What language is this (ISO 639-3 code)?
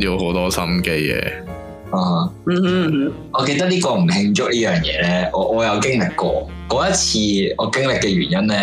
zho